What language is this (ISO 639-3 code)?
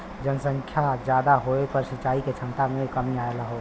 bho